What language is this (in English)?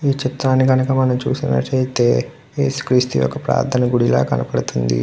Telugu